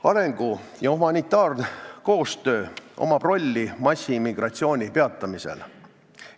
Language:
Estonian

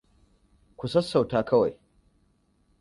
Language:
Hausa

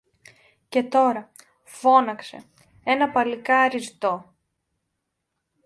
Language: Greek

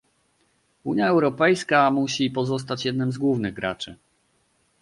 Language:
Polish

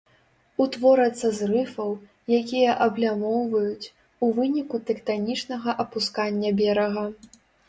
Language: Belarusian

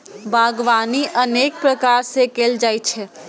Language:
Maithili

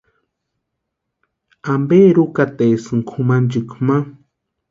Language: Western Highland Purepecha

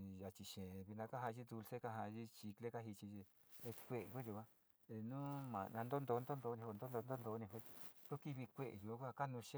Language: Sinicahua Mixtec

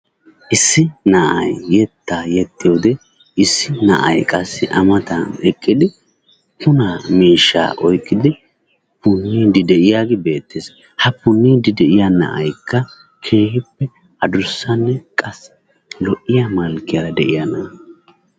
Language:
Wolaytta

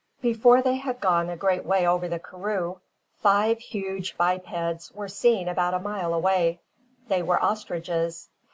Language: English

